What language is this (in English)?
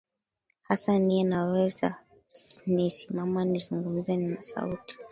Swahili